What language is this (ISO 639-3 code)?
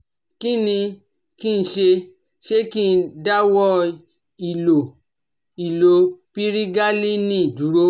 yor